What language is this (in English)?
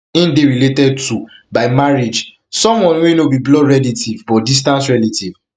Nigerian Pidgin